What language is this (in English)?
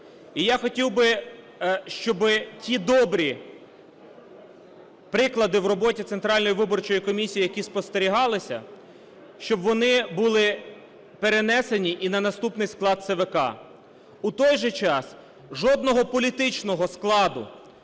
Ukrainian